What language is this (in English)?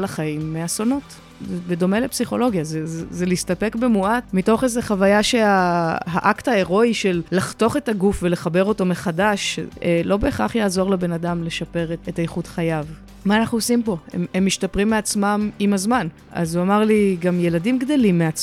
Hebrew